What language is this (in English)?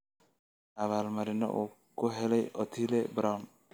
Somali